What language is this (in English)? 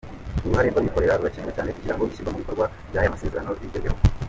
Kinyarwanda